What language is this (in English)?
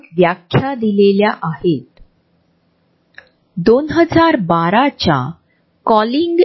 Marathi